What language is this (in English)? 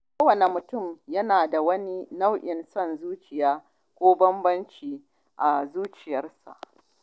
Hausa